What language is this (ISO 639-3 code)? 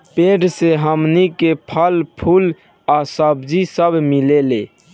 bho